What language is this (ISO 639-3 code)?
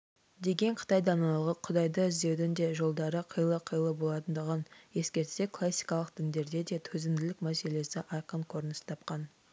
kaz